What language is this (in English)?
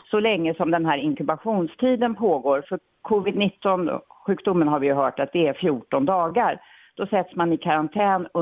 Swedish